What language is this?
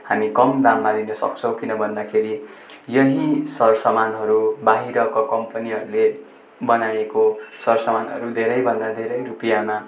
Nepali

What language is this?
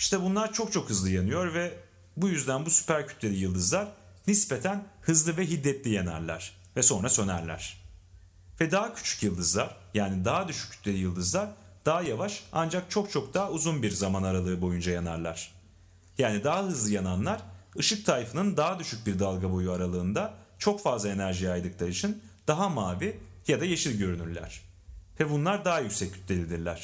Turkish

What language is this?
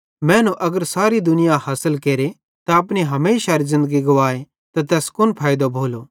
Bhadrawahi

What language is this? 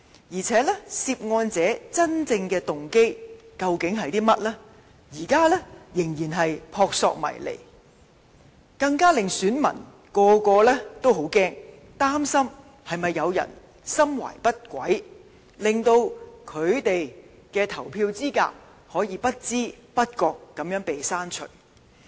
Cantonese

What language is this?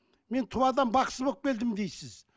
Kazakh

